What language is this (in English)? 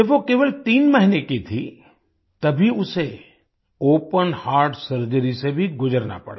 Hindi